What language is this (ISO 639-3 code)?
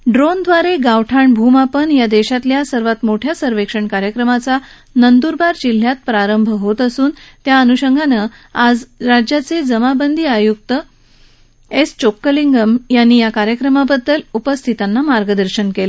mar